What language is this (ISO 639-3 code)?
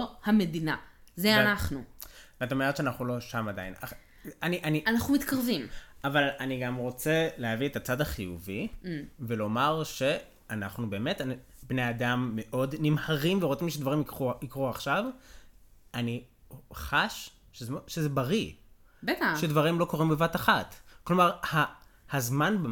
heb